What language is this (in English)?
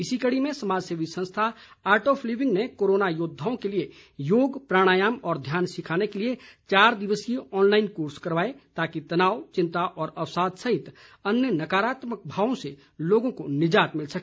Hindi